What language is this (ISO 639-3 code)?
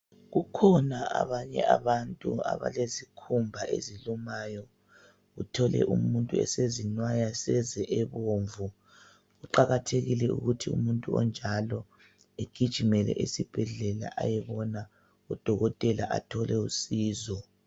nde